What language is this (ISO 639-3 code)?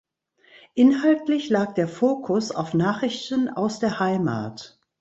deu